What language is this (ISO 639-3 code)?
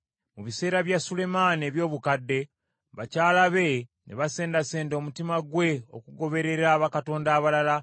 lug